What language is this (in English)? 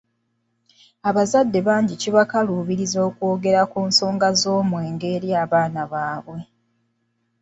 Ganda